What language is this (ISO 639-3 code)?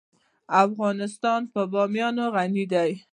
pus